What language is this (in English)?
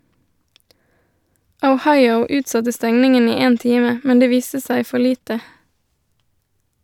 Norwegian